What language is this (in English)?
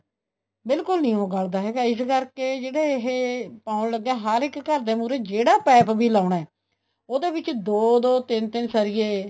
Punjabi